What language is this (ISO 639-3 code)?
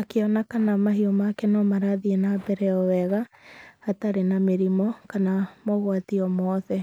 kik